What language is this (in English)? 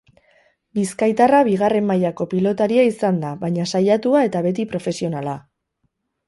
Basque